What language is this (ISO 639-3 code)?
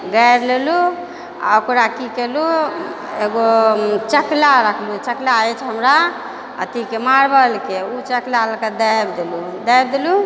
mai